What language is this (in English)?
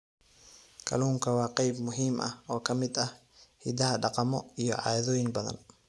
Somali